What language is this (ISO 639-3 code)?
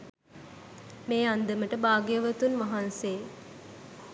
sin